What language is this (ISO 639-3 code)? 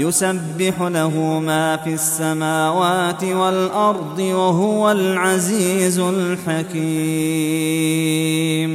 ara